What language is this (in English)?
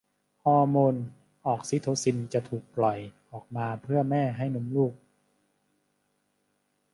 Thai